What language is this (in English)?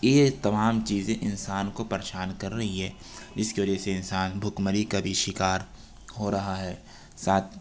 Urdu